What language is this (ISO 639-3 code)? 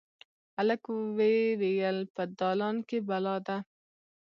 pus